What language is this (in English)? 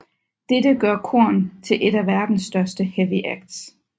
Danish